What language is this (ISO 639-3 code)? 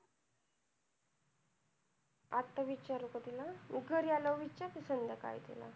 mar